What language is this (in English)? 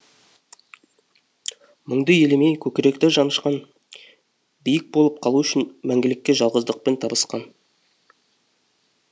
Kazakh